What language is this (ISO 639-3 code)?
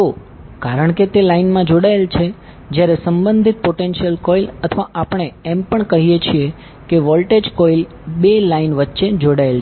guj